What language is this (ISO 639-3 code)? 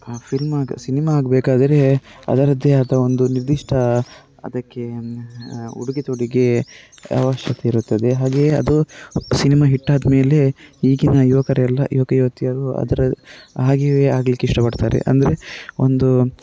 kan